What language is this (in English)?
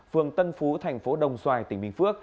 Vietnamese